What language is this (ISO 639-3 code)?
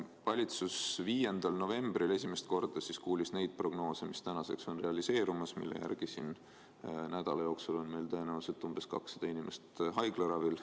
est